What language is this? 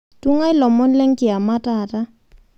Masai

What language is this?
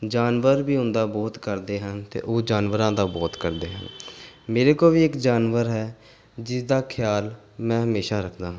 Punjabi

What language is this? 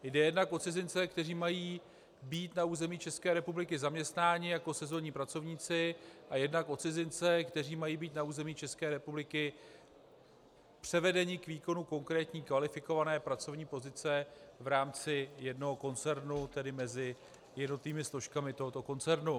Czech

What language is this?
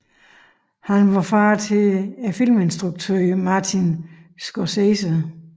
Danish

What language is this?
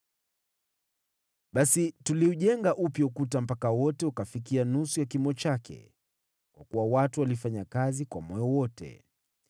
Swahili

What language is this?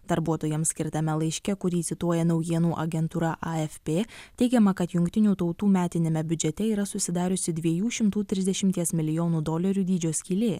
Lithuanian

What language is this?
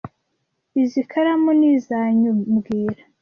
Kinyarwanda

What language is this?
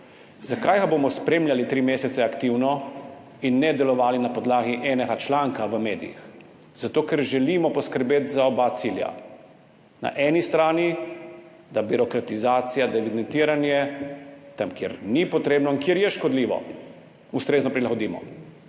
Slovenian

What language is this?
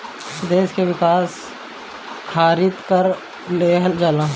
Bhojpuri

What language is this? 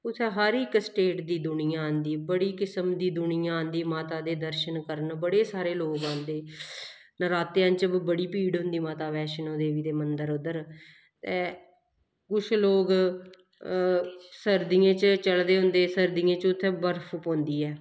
Dogri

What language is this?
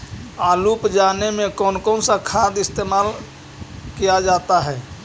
Magahi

